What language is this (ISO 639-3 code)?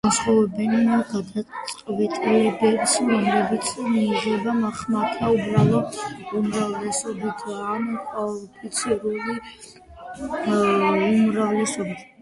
kat